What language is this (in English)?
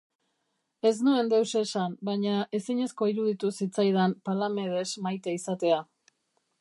Basque